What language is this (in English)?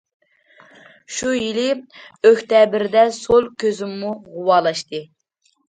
Uyghur